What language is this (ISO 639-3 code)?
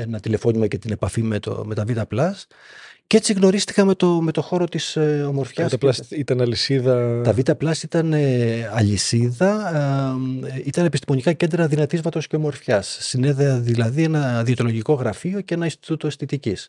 ell